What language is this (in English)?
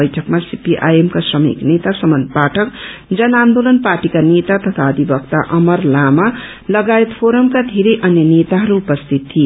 Nepali